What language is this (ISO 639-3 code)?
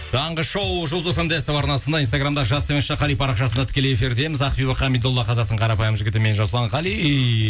kaz